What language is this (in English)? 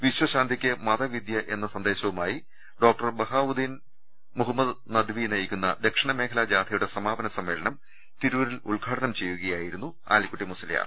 Malayalam